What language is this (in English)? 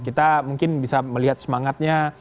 Indonesian